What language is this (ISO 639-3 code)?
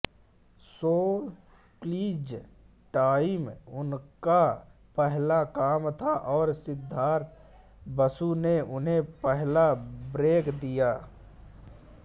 hin